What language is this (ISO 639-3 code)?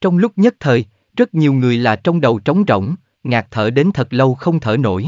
vie